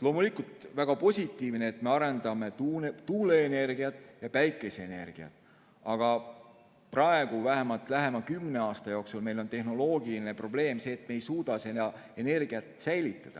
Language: Estonian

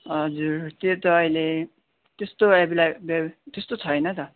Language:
Nepali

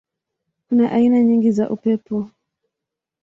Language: Swahili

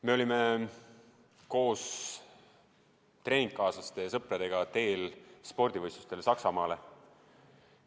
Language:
Estonian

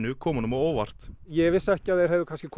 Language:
Icelandic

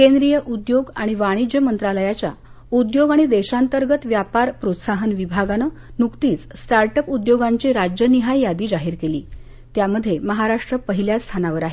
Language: Marathi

